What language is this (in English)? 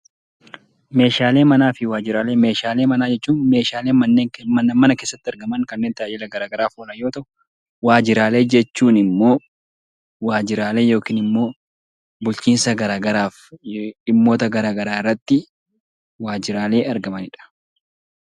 Oromo